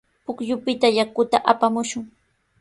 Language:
Sihuas Ancash Quechua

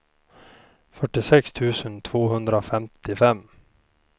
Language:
Swedish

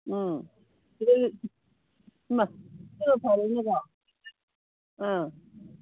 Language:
Manipuri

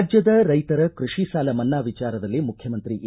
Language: Kannada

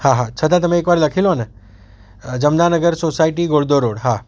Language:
Gujarati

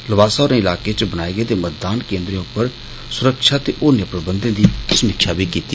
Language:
Dogri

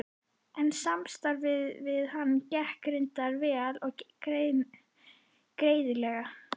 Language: Icelandic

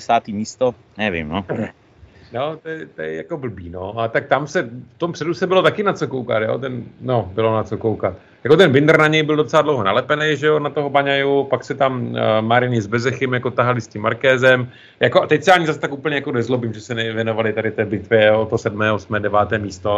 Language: Czech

